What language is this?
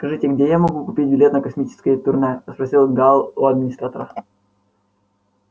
Russian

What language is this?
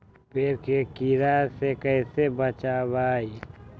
Magahi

